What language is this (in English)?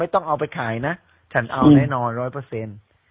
Thai